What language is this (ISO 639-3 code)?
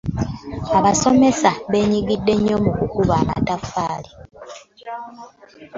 lug